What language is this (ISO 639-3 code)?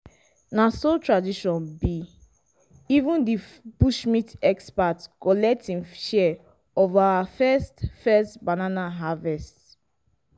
pcm